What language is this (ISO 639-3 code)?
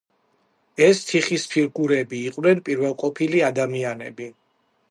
kat